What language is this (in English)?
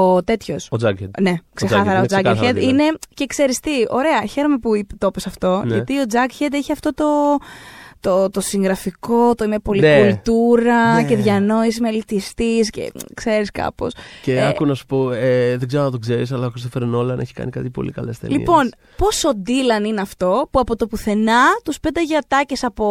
Greek